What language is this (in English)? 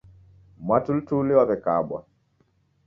Taita